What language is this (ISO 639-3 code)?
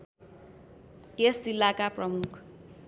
nep